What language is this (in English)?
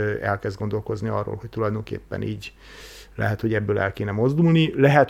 Hungarian